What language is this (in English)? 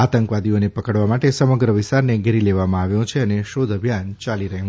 Gujarati